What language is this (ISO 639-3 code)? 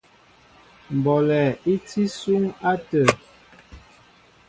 mbo